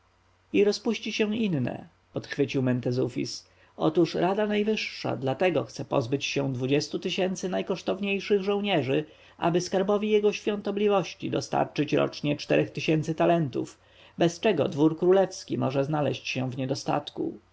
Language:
Polish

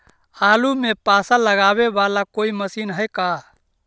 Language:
Magahi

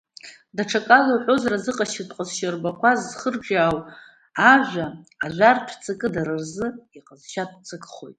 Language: Abkhazian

